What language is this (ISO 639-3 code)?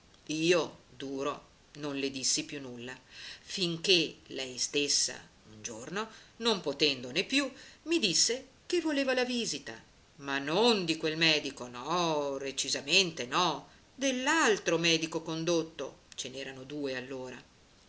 ita